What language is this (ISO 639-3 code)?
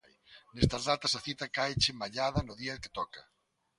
glg